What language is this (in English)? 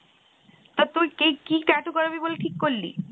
Bangla